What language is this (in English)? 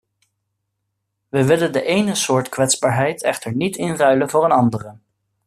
Dutch